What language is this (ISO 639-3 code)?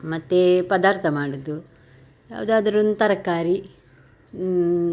kan